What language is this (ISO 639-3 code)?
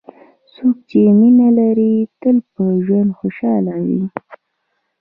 pus